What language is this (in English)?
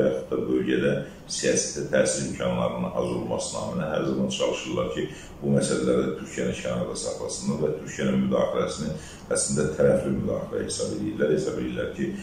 Turkish